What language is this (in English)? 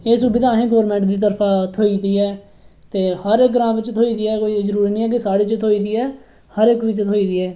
Dogri